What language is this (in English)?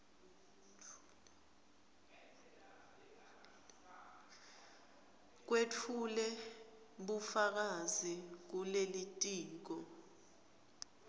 Swati